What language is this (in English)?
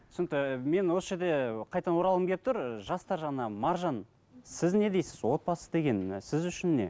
Kazakh